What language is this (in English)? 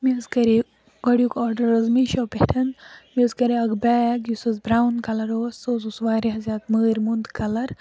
Kashmiri